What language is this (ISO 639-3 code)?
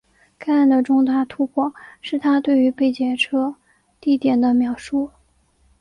zho